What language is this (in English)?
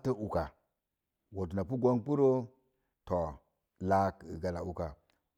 Mom Jango